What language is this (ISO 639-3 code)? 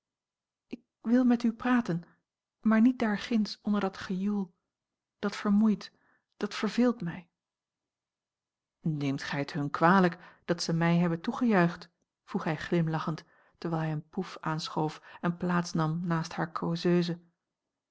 nld